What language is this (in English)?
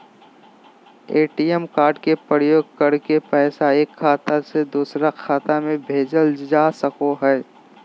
Magahi